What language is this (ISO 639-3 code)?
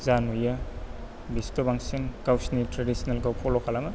brx